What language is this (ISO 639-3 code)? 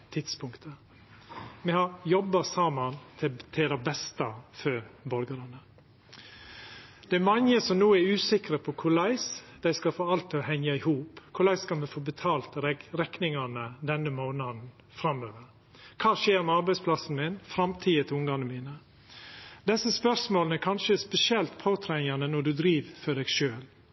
nno